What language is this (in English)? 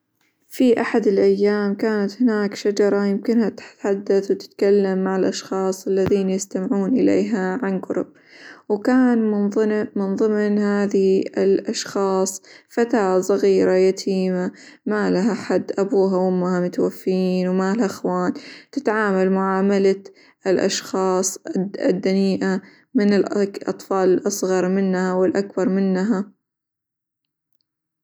Hijazi Arabic